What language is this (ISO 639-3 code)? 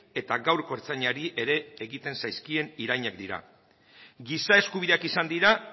eus